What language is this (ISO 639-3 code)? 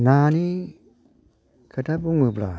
brx